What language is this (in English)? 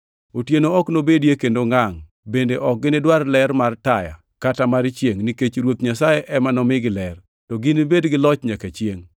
Luo (Kenya and Tanzania)